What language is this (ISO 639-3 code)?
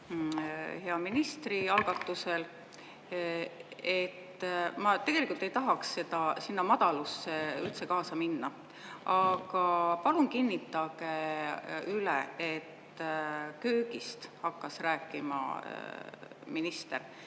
est